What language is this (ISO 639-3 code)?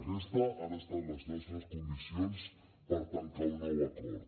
cat